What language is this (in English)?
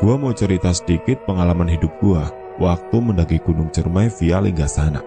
Indonesian